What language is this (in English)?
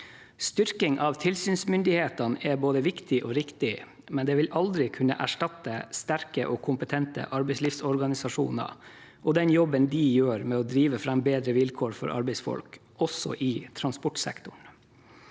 Norwegian